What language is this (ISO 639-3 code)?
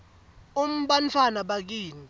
ssw